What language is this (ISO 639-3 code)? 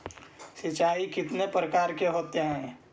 mag